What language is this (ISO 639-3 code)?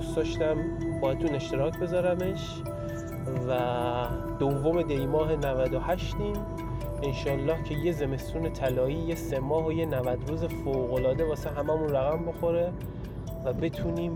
fas